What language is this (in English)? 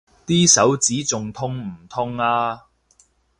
Cantonese